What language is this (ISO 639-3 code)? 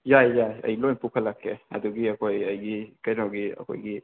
mni